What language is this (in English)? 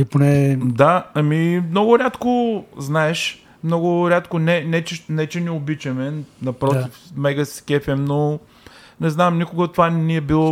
Bulgarian